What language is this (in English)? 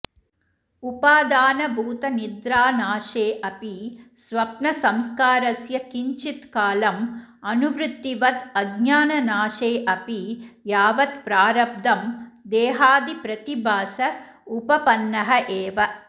Sanskrit